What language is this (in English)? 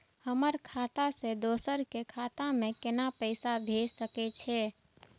Maithili